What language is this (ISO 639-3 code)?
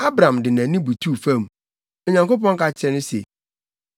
aka